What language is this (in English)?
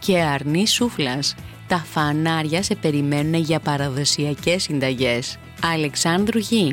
Greek